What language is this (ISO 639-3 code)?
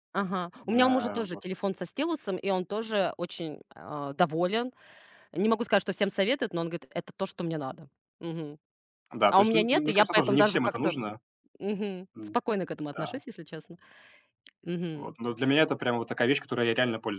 rus